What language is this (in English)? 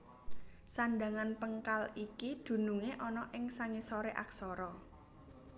Javanese